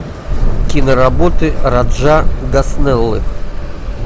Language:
Russian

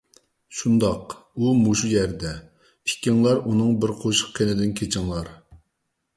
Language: Uyghur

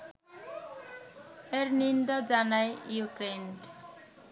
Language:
Bangla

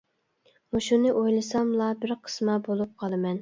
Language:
Uyghur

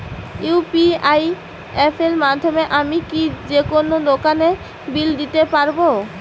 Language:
Bangla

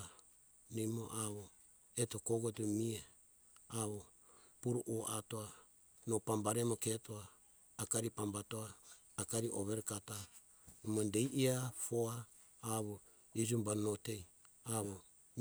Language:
Hunjara-Kaina Ke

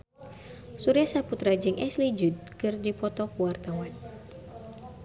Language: Sundanese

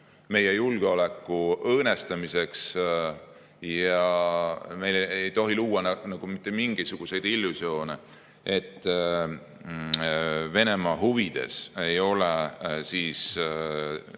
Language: Estonian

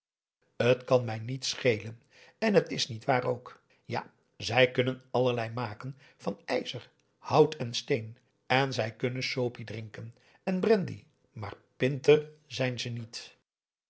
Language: Dutch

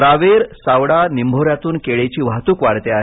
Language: Marathi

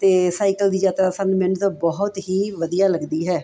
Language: Punjabi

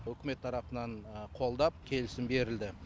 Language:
Kazakh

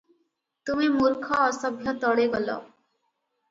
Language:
Odia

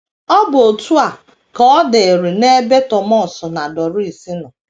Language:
Igbo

